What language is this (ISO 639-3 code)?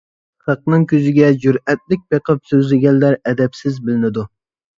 uig